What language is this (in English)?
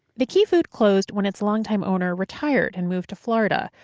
English